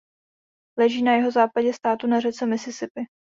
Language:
Czech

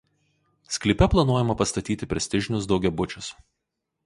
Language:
Lithuanian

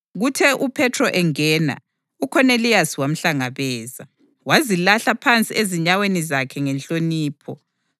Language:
North Ndebele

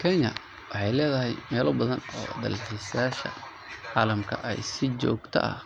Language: Somali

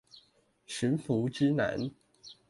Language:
Chinese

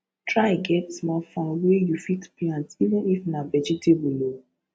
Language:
Nigerian Pidgin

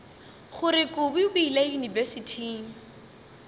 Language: Northern Sotho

